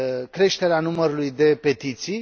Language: Romanian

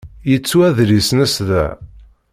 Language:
Kabyle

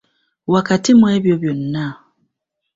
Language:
Ganda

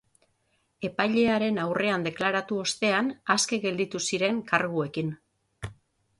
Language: Basque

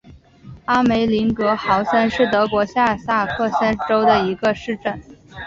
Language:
Chinese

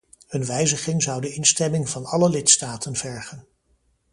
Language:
Dutch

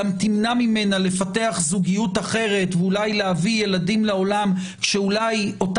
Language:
Hebrew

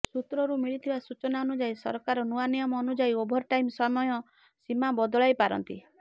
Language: Odia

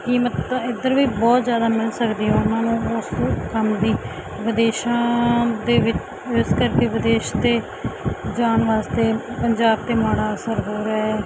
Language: Punjabi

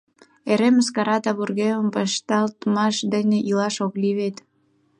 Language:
Mari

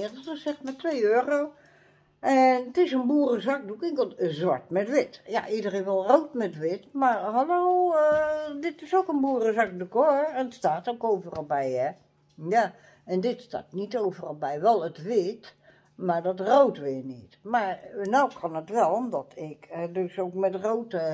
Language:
Dutch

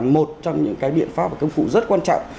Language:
Vietnamese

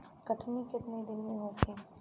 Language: Bhojpuri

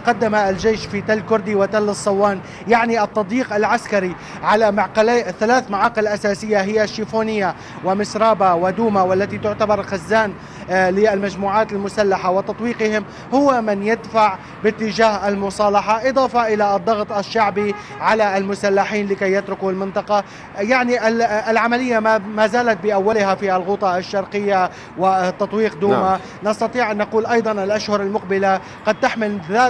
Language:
Arabic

